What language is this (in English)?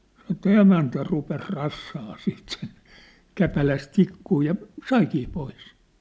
Finnish